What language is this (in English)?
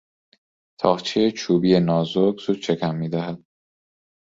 Persian